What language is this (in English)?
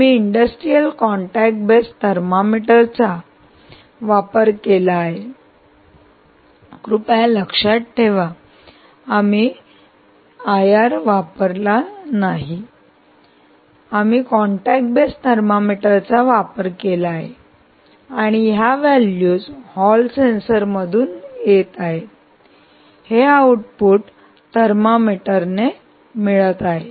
Marathi